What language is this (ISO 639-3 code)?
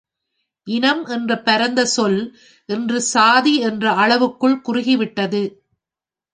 tam